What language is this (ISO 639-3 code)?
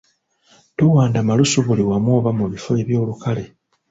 lug